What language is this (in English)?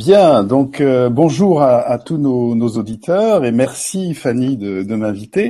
French